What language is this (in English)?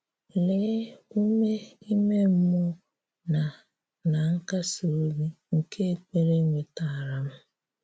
Igbo